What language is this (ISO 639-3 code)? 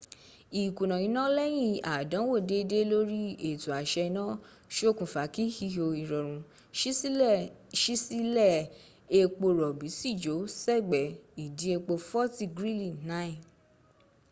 yor